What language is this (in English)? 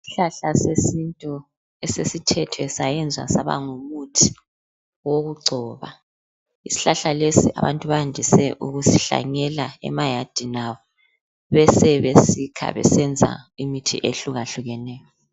North Ndebele